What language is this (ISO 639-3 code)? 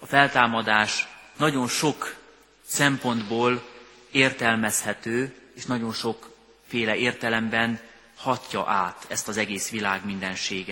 hun